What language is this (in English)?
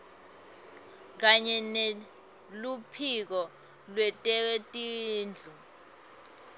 Swati